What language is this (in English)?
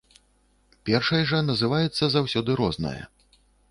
Belarusian